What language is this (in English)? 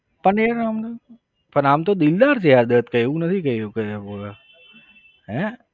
Gujarati